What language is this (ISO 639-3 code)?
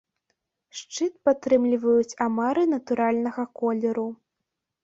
bel